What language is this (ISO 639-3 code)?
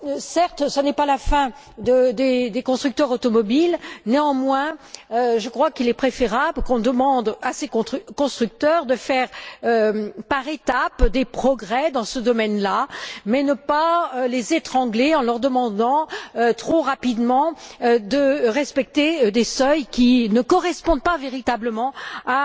fra